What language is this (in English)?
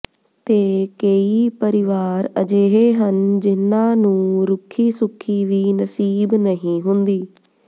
Punjabi